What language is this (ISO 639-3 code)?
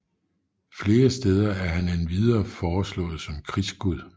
dan